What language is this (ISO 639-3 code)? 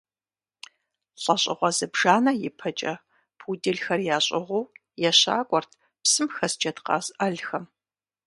kbd